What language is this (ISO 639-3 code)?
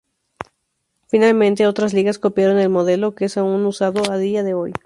spa